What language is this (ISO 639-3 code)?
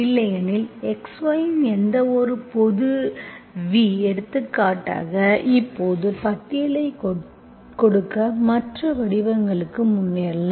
tam